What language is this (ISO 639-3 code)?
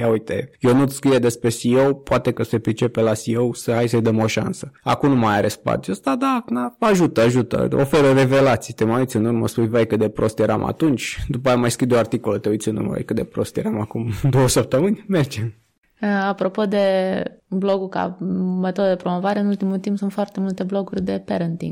ron